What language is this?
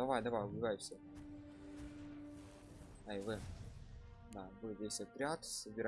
Russian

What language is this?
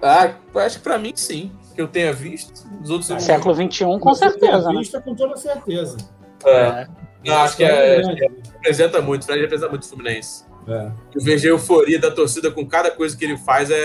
Portuguese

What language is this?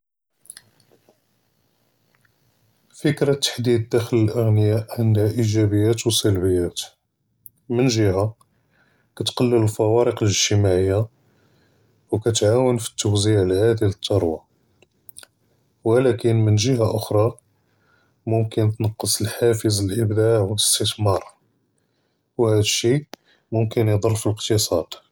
Judeo-Arabic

